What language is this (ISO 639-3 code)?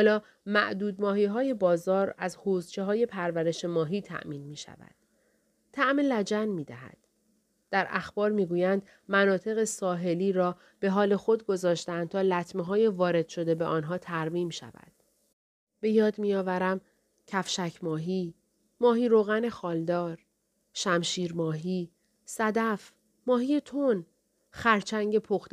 fas